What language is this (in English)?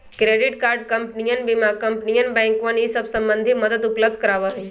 Magahi